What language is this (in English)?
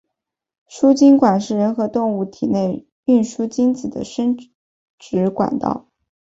Chinese